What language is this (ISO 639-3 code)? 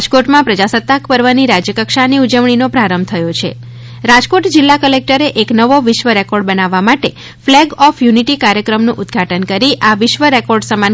guj